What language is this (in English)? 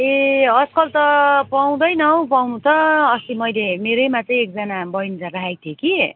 Nepali